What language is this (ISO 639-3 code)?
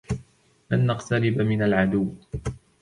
ara